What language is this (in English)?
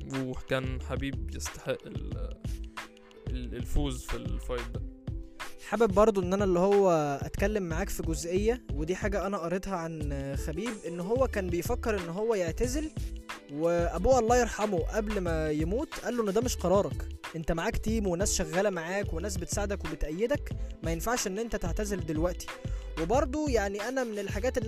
Arabic